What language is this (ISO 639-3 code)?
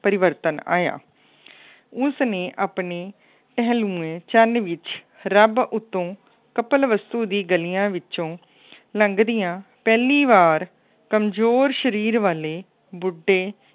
pan